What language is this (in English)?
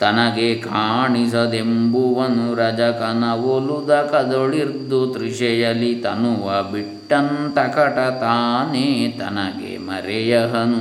Kannada